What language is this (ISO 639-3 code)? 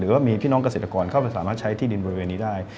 tha